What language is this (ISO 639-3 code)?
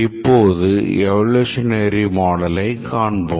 tam